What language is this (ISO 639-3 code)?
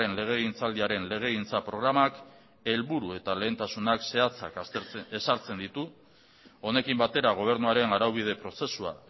eus